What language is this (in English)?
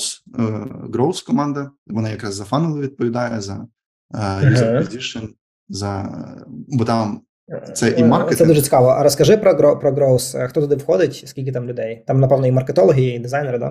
Ukrainian